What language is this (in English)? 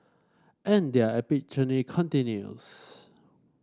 English